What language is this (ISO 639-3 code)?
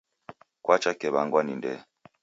dav